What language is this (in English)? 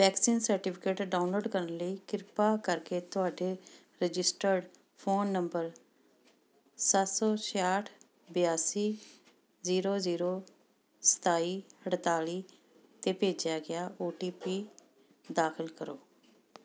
Punjabi